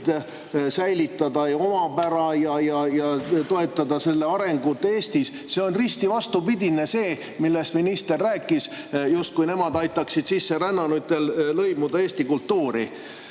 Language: Estonian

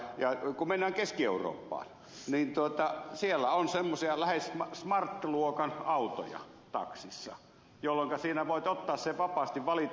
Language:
Finnish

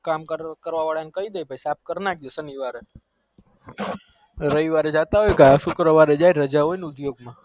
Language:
Gujarati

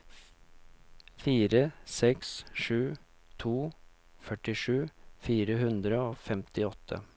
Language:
Norwegian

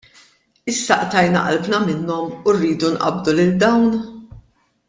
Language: Maltese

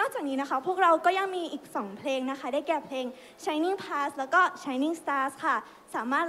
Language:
Thai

